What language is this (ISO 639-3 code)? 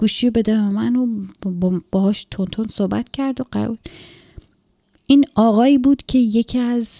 fas